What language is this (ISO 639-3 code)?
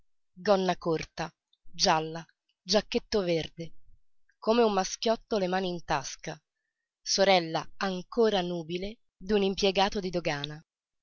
ita